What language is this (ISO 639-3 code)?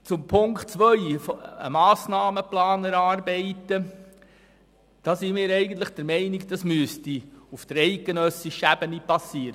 gsw